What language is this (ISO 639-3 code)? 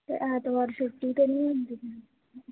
doi